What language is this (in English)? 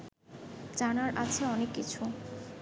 Bangla